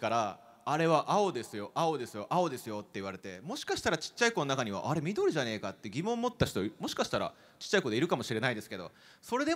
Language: Japanese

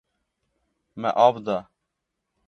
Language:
Kurdish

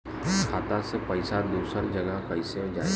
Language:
Bhojpuri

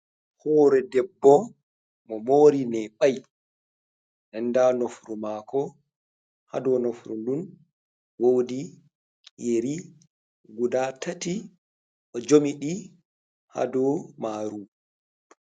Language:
Fula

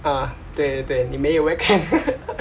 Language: English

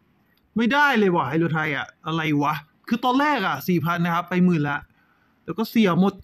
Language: Thai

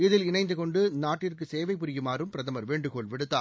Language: Tamil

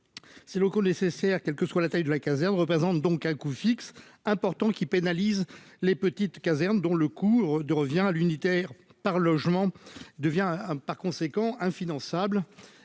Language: French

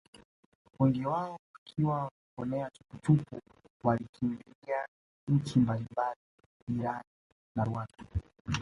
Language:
Swahili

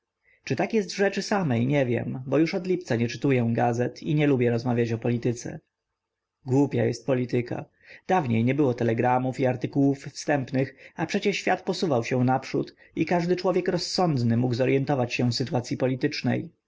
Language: Polish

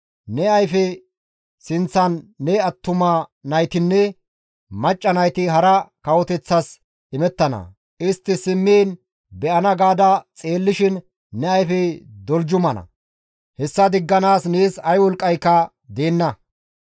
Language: Gamo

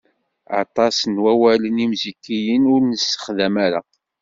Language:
Kabyle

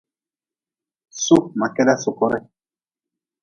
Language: Nawdm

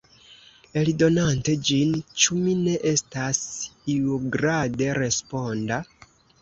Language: Esperanto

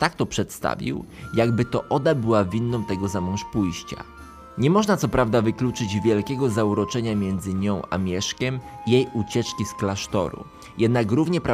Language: Polish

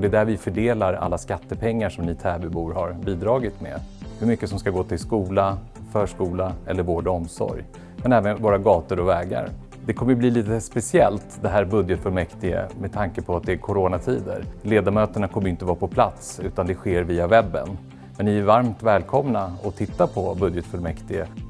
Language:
Swedish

